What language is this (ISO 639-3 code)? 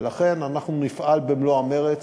heb